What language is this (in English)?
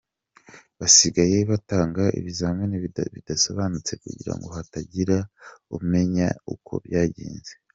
Kinyarwanda